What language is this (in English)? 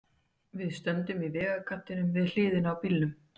Icelandic